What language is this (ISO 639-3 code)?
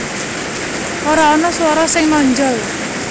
jav